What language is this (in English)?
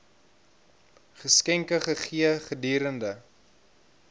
Afrikaans